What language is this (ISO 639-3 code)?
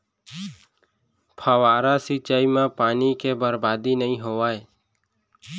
hne